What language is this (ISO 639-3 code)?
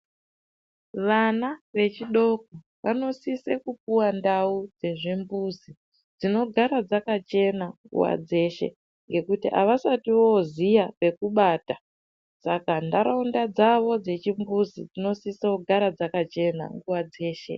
ndc